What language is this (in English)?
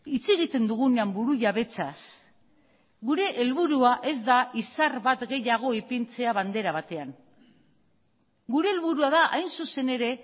Basque